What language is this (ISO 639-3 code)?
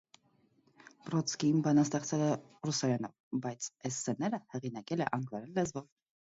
hye